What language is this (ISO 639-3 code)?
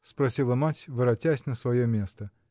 rus